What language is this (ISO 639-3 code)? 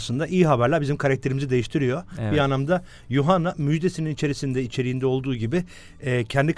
tur